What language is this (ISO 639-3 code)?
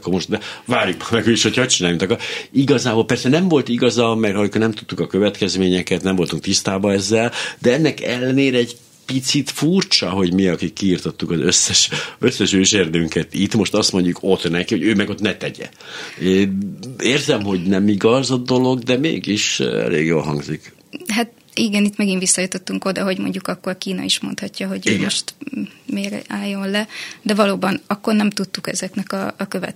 hun